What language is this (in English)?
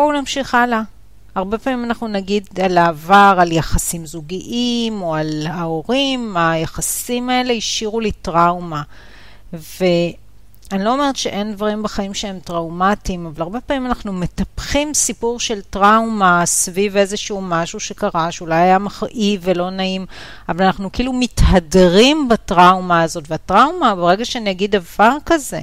Hebrew